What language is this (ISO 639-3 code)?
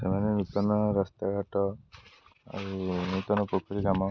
ori